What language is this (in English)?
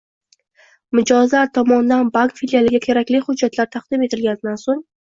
Uzbek